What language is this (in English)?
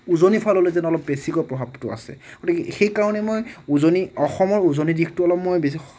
Assamese